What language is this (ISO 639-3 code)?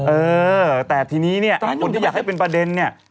tha